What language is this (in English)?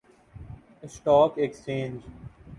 Urdu